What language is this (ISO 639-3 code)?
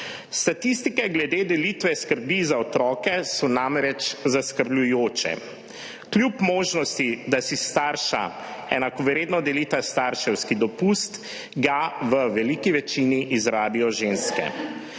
slv